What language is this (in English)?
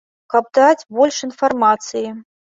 Belarusian